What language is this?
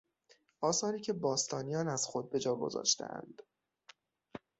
Persian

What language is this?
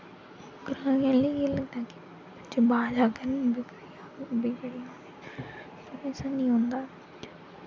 Dogri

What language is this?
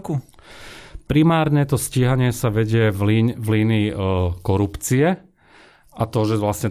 Slovak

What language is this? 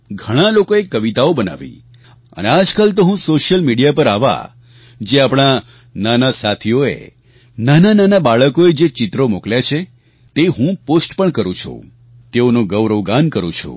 Gujarati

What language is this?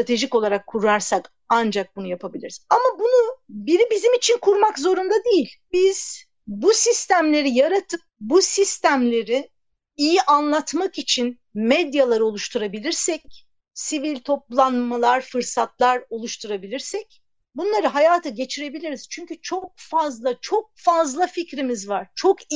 Turkish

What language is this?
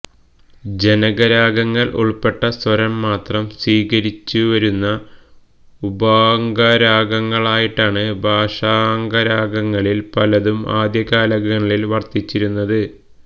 Malayalam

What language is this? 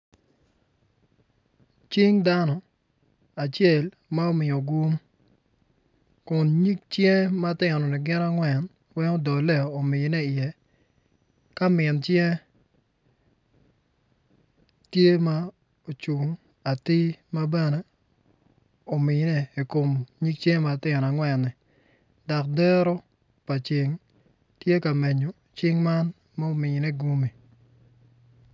Acoli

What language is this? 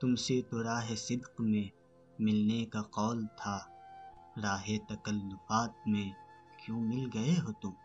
Urdu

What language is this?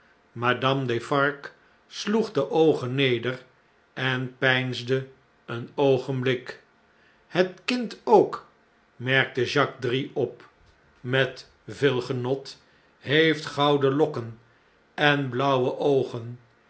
Dutch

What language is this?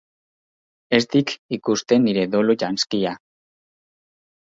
Basque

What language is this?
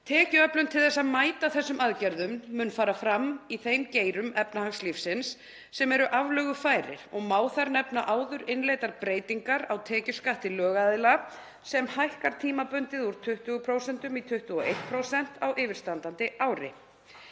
Icelandic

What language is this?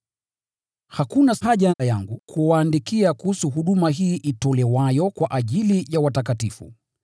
Swahili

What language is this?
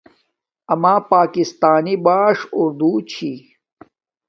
Domaaki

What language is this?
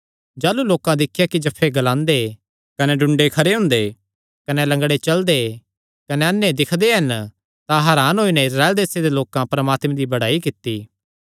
Kangri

